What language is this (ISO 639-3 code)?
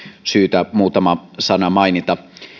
fin